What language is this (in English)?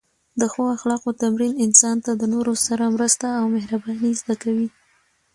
Pashto